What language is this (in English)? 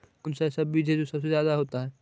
Magahi